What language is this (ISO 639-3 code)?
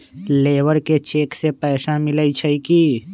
mag